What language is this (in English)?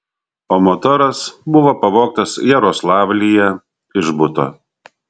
Lithuanian